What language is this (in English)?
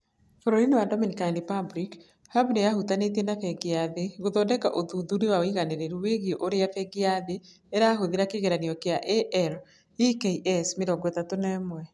Kikuyu